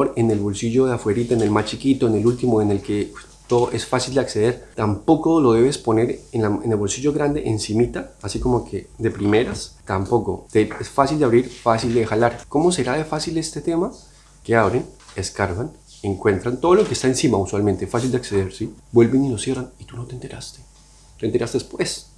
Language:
Spanish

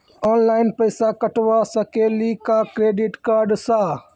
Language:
Maithili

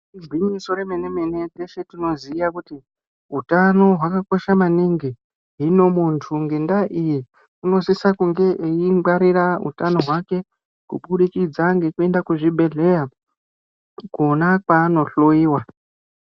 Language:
Ndau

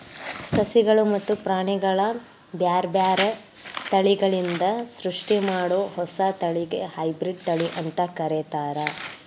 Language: Kannada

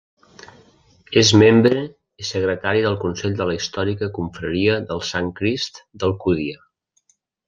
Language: Catalan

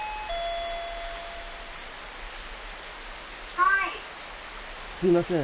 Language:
Japanese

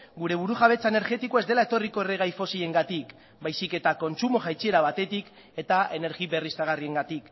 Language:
Basque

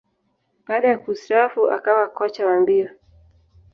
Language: Swahili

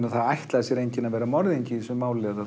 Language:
Icelandic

